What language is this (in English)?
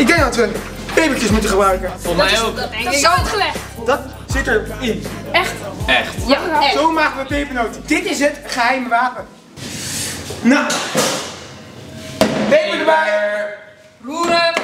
Dutch